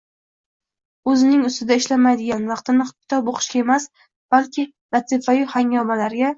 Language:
Uzbek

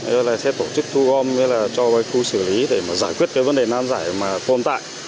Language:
Vietnamese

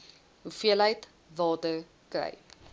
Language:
Afrikaans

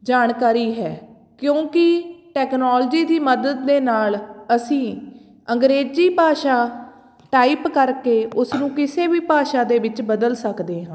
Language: Punjabi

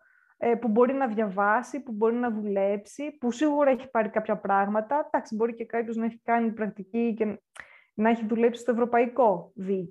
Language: Greek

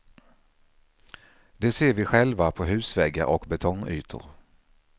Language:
Swedish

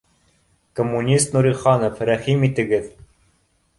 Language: Bashkir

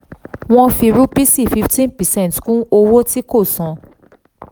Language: Yoruba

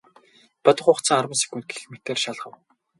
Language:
Mongolian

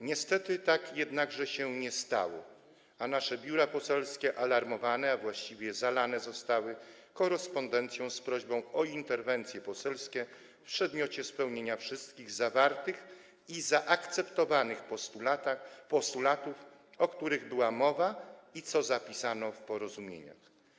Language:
Polish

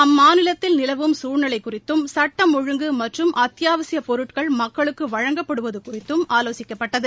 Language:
Tamil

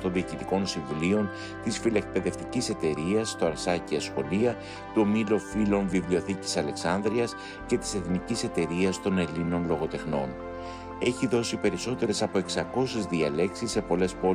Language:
Greek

